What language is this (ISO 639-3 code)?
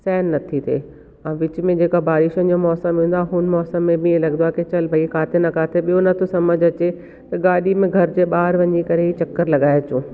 snd